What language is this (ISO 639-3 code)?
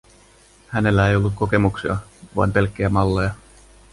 fin